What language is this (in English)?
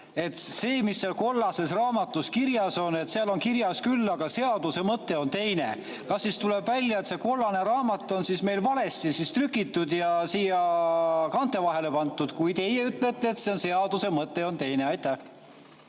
Estonian